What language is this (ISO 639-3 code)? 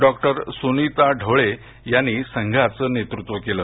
mar